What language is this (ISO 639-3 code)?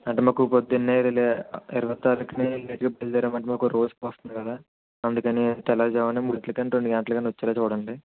tel